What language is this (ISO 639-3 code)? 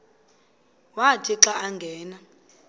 xho